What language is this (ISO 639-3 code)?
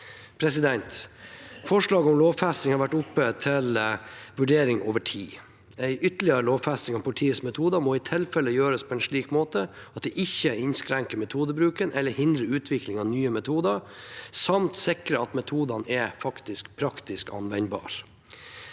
nor